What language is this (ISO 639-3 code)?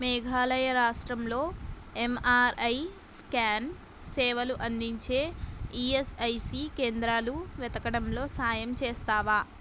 tel